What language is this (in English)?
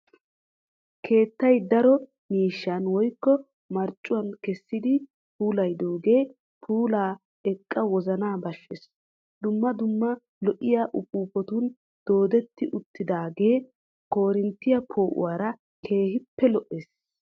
Wolaytta